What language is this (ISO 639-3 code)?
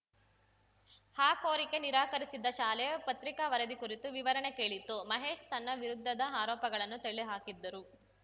kan